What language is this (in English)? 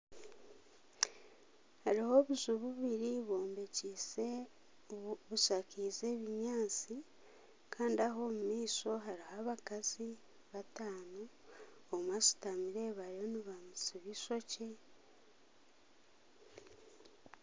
Nyankole